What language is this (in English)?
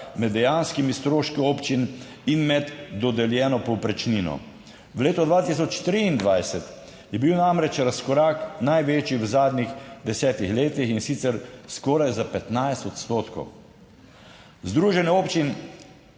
Slovenian